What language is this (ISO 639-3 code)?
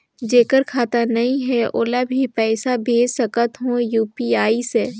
hne